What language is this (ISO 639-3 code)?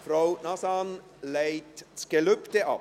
gsw